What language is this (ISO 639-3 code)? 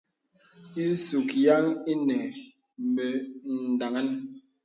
beb